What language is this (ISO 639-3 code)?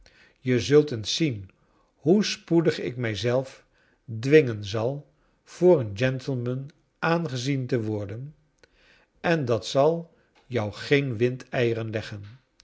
nld